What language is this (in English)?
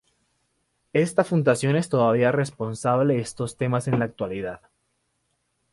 Spanish